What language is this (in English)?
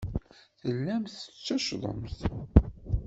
Kabyle